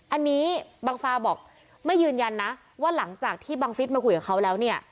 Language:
Thai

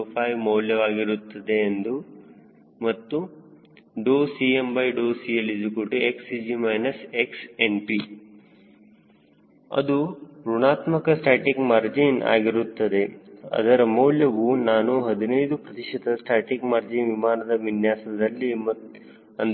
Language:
Kannada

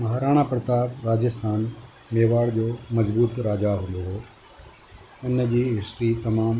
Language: Sindhi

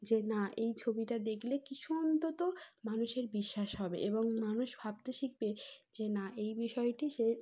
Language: Bangla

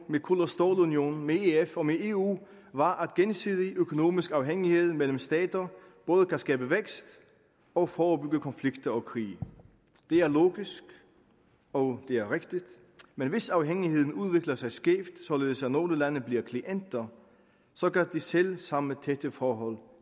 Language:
Danish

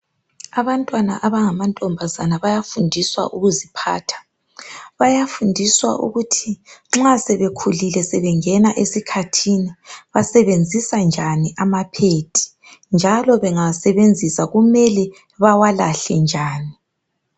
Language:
North Ndebele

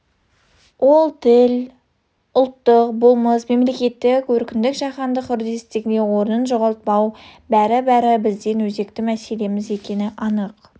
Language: Kazakh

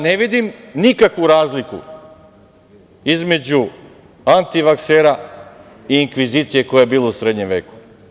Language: Serbian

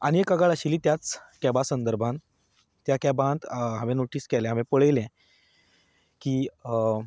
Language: Konkani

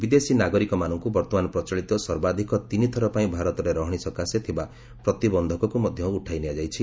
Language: Odia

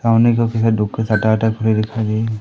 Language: Hindi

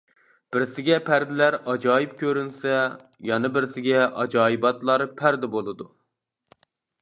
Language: Uyghur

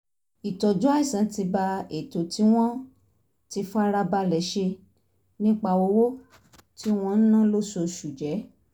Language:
Yoruba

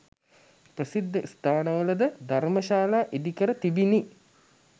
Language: Sinhala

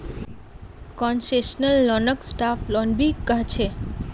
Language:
Magahi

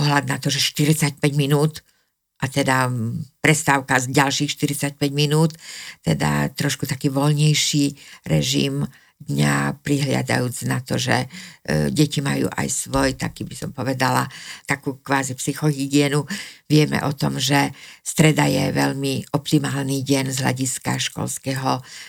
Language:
Slovak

